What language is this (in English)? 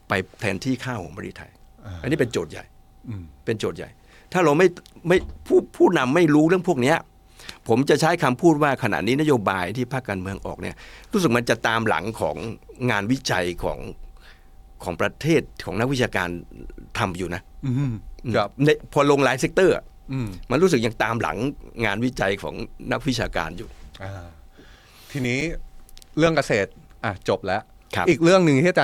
Thai